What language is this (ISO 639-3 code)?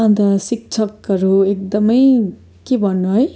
nep